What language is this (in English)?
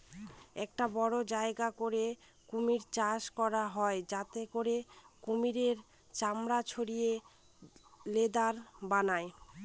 Bangla